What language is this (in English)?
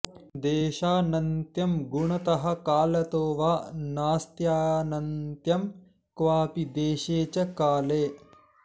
Sanskrit